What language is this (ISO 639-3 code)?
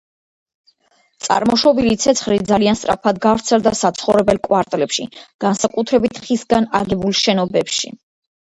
kat